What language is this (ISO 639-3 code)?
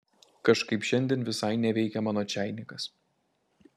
lit